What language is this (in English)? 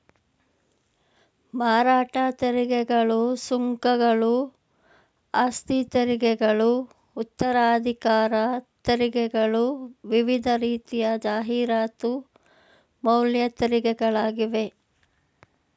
Kannada